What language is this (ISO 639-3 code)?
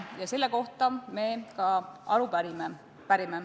est